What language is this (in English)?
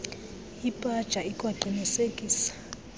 Xhosa